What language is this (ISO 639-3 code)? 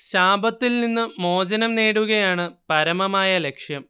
mal